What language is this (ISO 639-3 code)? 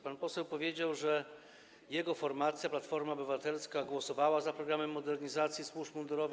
pol